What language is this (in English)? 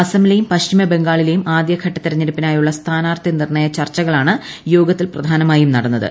Malayalam